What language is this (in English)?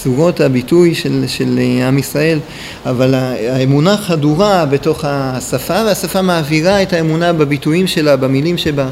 Hebrew